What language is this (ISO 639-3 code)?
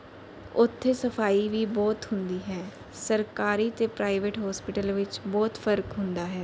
pan